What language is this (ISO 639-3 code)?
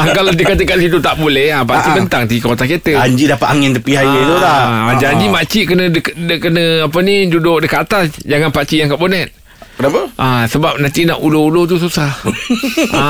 msa